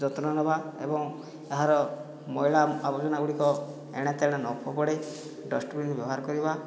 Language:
Odia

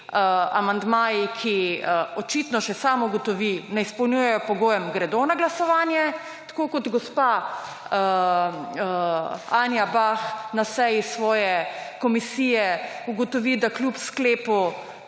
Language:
Slovenian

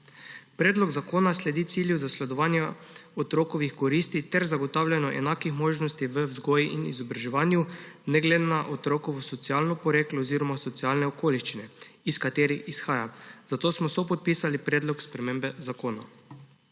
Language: Slovenian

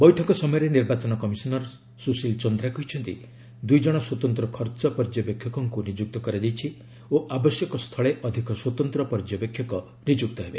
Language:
Odia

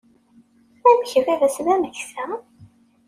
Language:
Kabyle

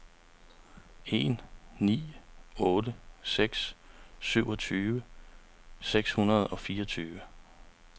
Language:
Danish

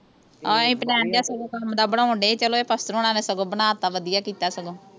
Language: Punjabi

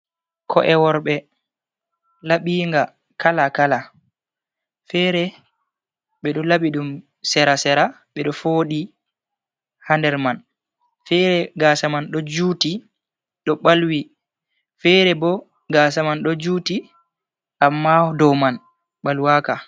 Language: Fula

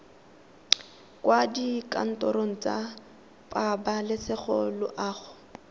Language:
Tswana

